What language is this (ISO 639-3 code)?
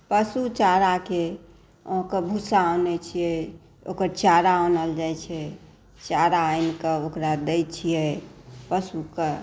mai